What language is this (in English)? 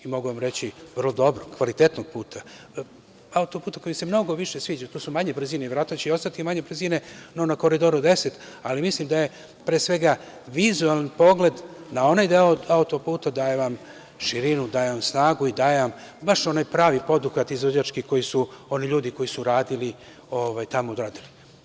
Serbian